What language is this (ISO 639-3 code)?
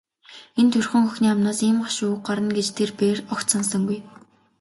mon